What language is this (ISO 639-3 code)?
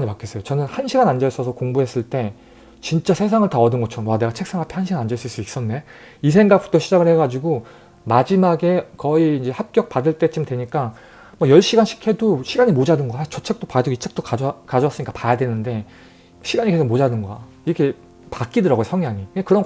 kor